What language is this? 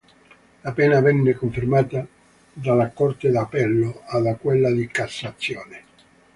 Italian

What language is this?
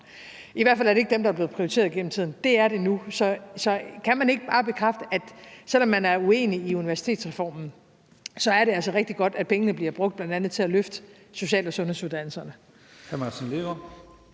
Danish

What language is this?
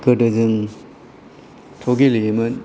Bodo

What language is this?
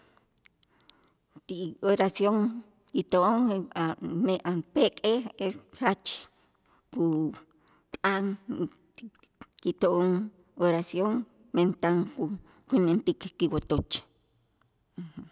Itzá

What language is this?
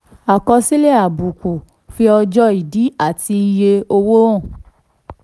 Yoruba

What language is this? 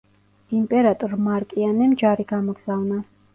Georgian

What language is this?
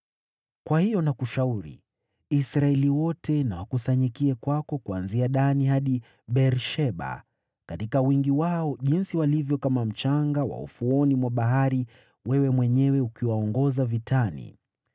Swahili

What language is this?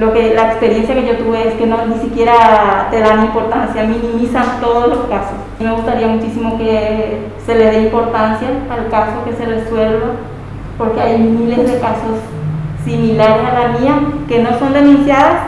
Spanish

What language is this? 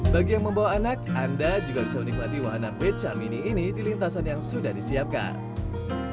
Indonesian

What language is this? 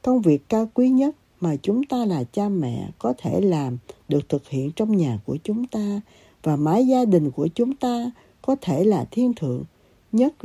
Vietnamese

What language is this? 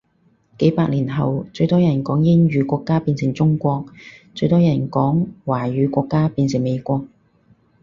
Cantonese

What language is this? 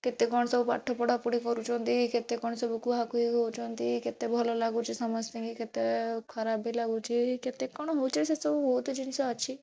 Odia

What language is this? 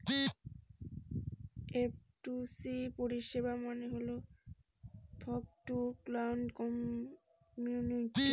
Bangla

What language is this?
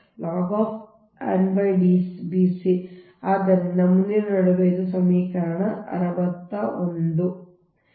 Kannada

